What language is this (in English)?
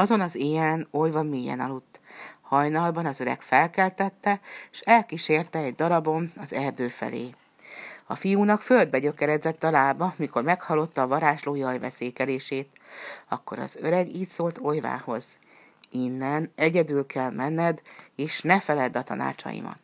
Hungarian